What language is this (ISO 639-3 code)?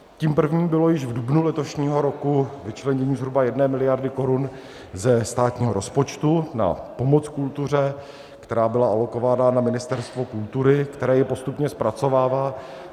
ces